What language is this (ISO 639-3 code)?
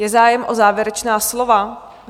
ces